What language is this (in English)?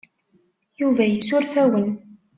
Kabyle